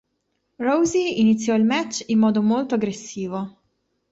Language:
Italian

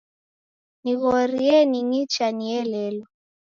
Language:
Taita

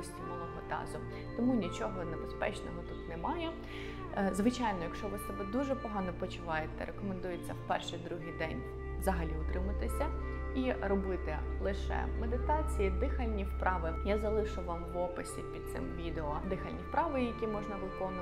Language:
Ukrainian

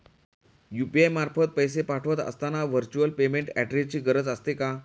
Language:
Marathi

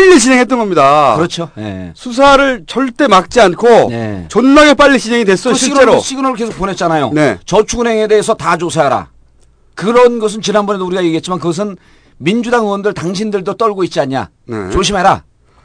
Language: Korean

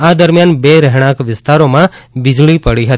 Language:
Gujarati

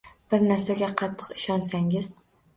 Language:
Uzbek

